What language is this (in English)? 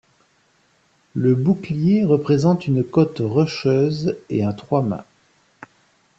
French